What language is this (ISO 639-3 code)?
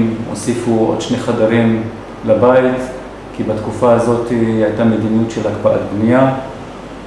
heb